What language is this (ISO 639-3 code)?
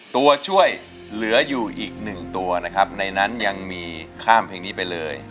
tha